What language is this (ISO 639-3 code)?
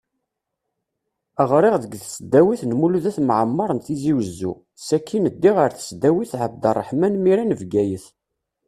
kab